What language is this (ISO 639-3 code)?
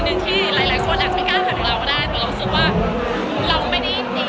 tha